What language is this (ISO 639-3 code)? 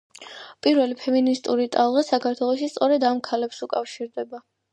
kat